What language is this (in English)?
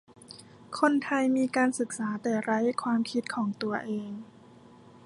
Thai